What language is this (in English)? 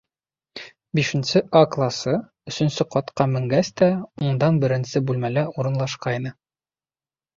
Bashkir